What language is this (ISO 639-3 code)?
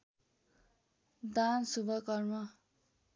nep